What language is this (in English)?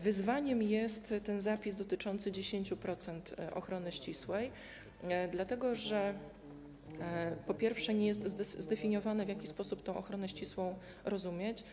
Polish